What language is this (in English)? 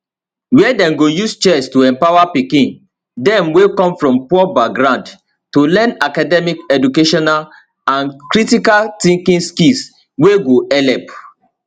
Nigerian Pidgin